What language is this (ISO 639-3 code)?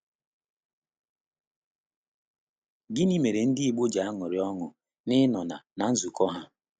ibo